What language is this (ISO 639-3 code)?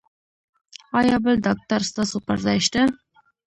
pus